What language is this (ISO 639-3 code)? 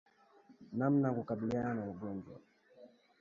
swa